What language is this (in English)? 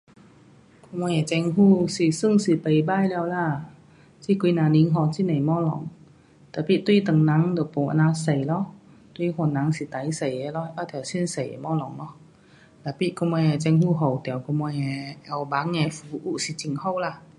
Pu-Xian Chinese